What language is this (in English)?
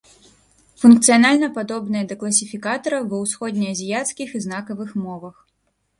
Belarusian